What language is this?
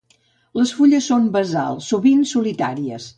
Catalan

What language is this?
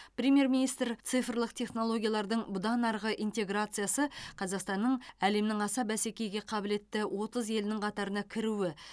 Kazakh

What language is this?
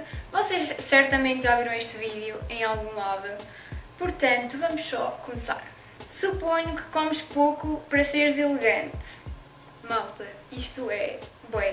Portuguese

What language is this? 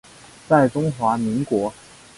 Chinese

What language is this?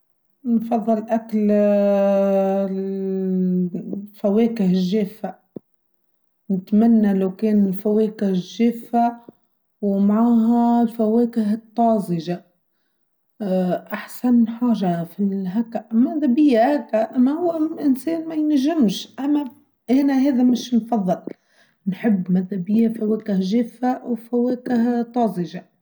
Tunisian Arabic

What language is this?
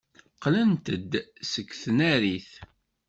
Kabyle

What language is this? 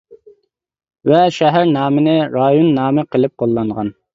Uyghur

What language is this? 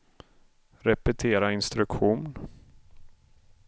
Swedish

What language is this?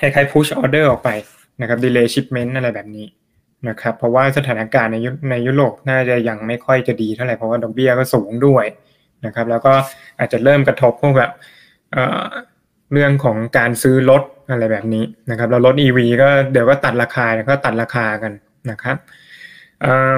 Thai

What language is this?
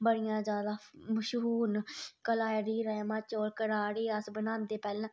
Dogri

